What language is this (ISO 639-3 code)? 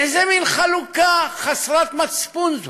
heb